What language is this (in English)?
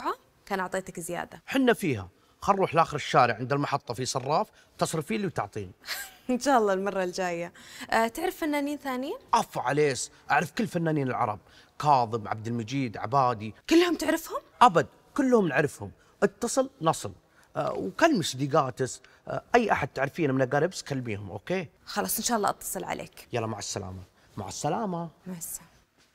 Arabic